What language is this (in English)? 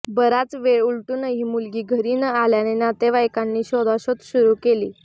Marathi